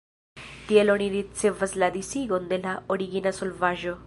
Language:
Esperanto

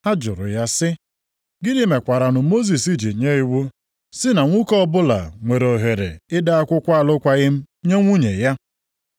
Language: Igbo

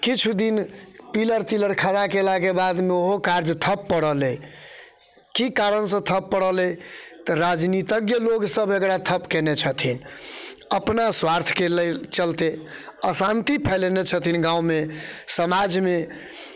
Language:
Maithili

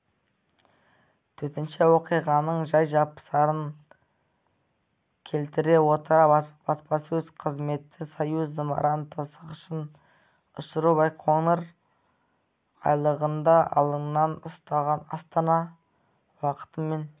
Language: Kazakh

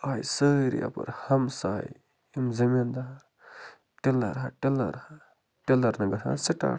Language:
Kashmiri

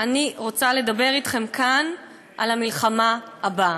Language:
Hebrew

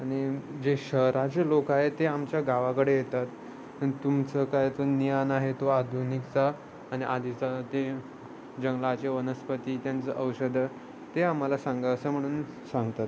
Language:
Marathi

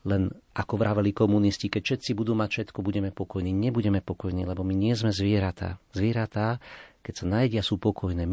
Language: Slovak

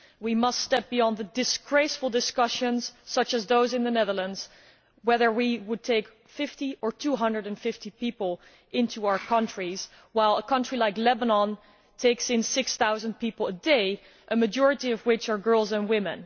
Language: English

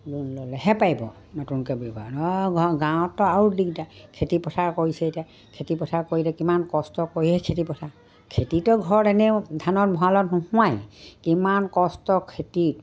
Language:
Assamese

